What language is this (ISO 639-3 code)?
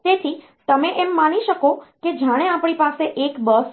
guj